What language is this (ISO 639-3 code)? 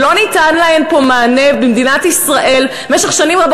heb